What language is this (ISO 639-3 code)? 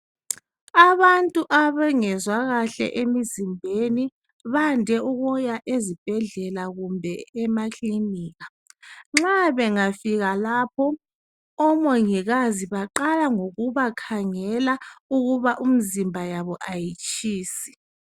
nde